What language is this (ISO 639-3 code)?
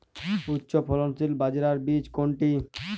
ben